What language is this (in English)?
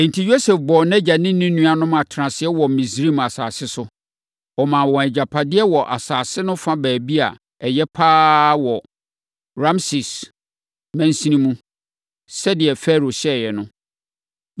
Akan